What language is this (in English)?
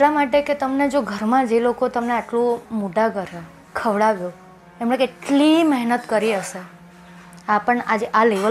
Gujarati